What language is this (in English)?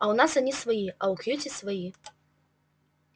Russian